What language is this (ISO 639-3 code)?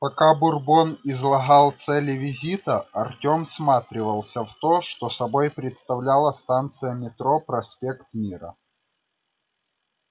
rus